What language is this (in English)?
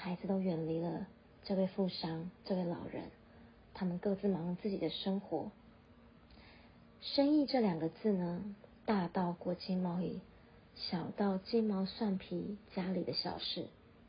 Chinese